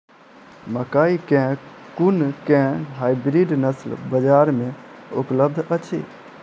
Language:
Maithili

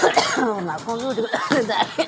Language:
Maithili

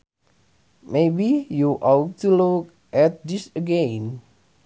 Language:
Sundanese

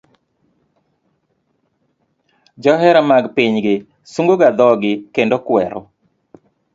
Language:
Luo (Kenya and Tanzania)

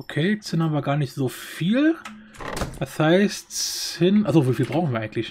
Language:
German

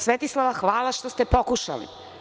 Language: Serbian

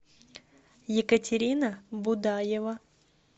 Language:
Russian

